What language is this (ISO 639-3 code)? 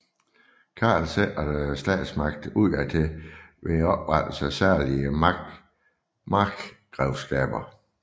dan